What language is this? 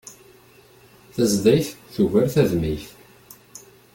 Kabyle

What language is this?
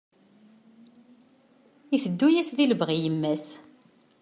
Kabyle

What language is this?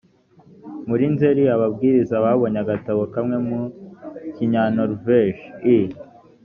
Kinyarwanda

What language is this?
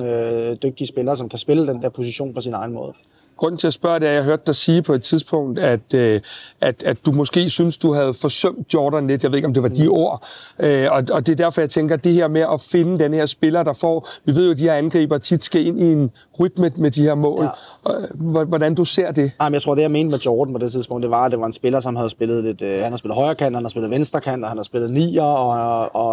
Danish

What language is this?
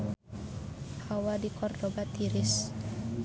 Sundanese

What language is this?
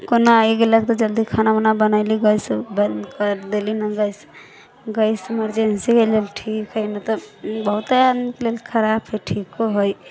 Maithili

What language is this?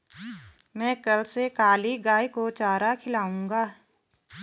Hindi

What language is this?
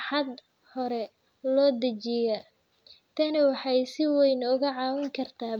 Somali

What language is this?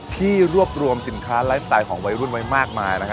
Thai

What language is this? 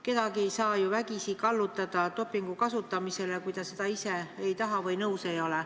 Estonian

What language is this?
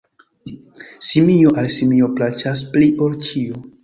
Esperanto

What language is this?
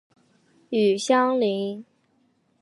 Chinese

